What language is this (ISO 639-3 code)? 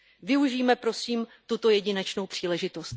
ces